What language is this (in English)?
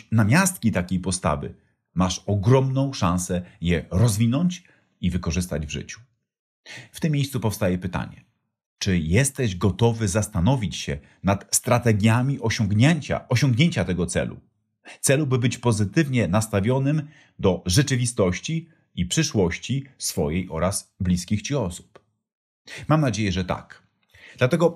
Polish